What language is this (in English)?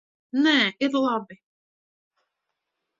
Latvian